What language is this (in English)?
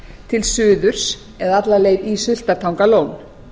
Icelandic